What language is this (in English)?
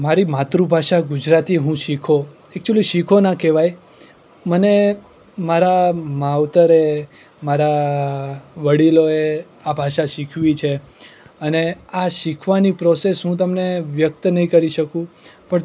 Gujarati